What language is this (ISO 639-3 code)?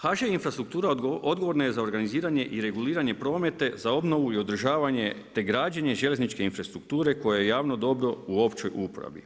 hrv